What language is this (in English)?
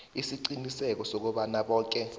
South Ndebele